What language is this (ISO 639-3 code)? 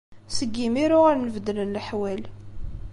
kab